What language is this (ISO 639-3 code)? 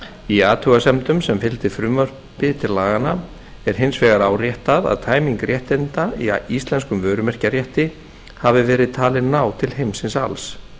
isl